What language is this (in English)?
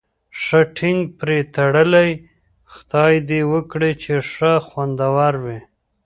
Pashto